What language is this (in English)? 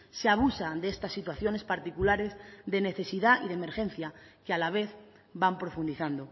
Spanish